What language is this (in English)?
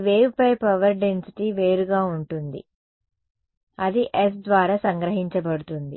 Telugu